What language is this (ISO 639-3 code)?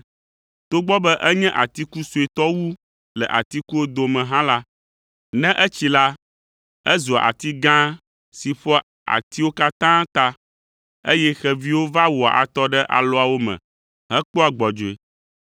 ewe